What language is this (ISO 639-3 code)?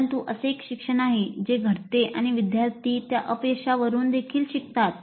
mar